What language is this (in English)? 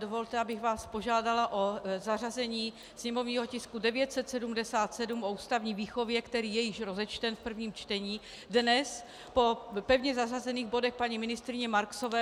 Czech